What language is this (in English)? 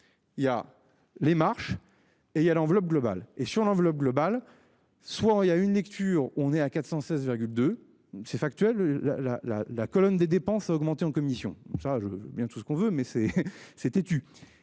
French